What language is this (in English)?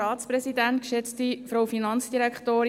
Swiss German